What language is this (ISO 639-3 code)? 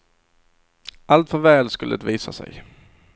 swe